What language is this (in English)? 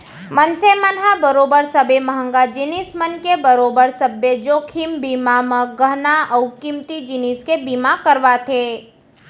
Chhattisgarhi